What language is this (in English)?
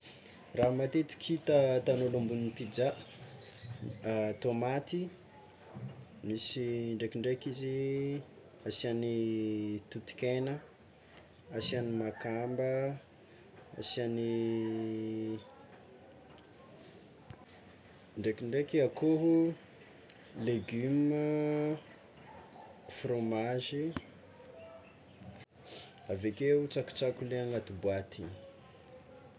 Tsimihety Malagasy